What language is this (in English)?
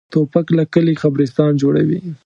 Pashto